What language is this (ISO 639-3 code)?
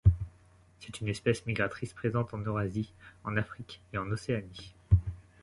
fra